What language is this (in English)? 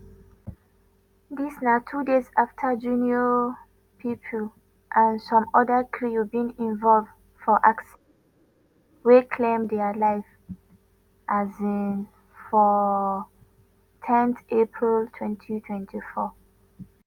Nigerian Pidgin